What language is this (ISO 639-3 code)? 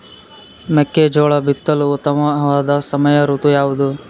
kan